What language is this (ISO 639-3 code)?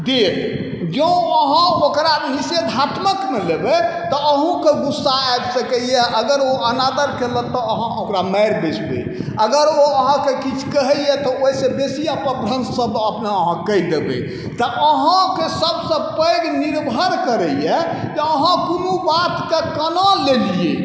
mai